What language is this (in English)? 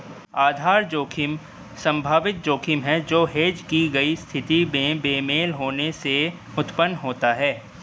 Hindi